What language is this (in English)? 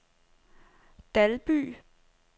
Danish